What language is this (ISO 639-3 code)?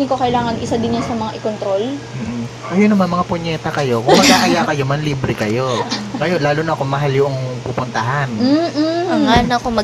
fil